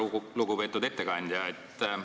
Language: Estonian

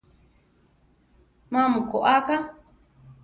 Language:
Central Tarahumara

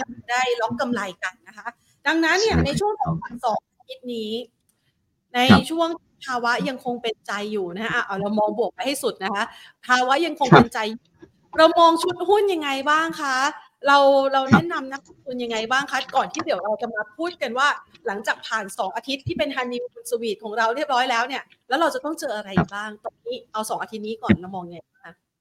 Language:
Thai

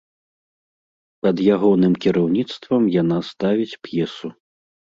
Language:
Belarusian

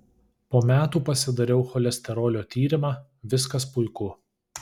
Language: Lithuanian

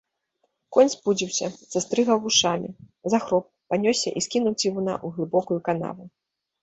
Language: Belarusian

